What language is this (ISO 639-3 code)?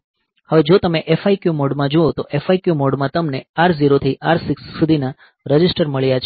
guj